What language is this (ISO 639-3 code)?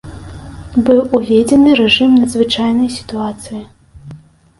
bel